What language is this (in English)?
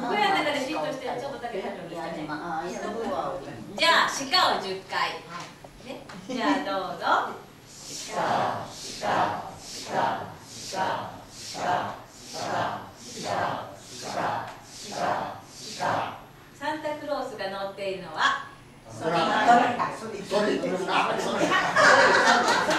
Japanese